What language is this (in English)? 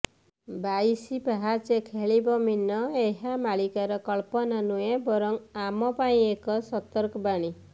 Odia